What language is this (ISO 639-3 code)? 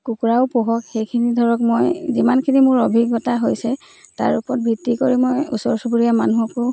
asm